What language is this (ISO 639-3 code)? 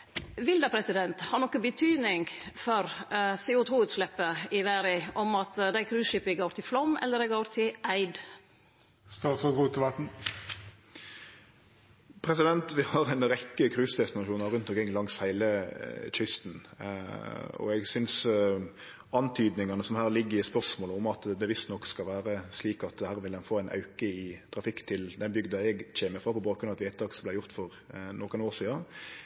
nno